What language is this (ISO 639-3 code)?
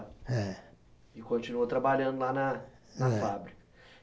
por